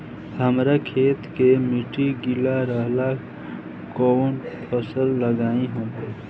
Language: Bhojpuri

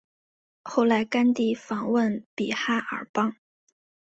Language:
Chinese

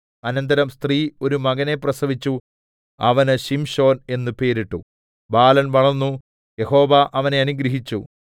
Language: Malayalam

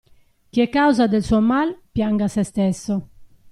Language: Italian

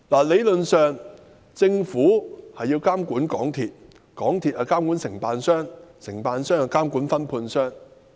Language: Cantonese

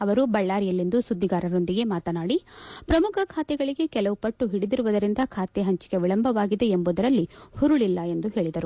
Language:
Kannada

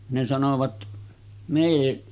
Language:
Finnish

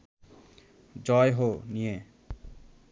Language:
Bangla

